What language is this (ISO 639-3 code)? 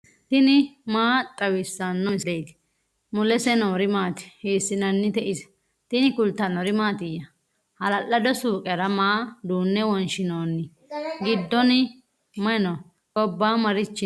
sid